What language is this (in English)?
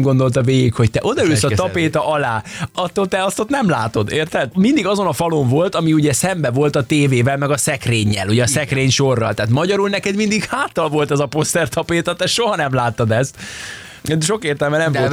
Hungarian